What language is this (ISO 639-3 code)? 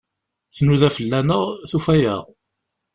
kab